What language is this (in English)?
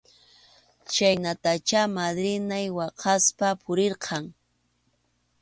Arequipa-La Unión Quechua